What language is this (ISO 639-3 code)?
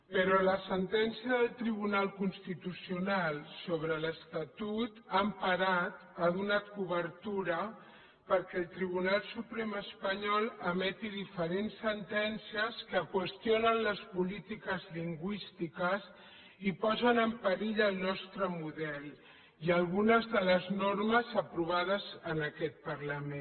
cat